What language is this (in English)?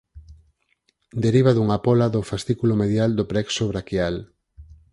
Galician